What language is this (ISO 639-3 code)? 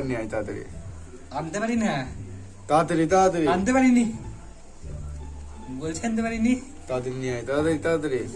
fra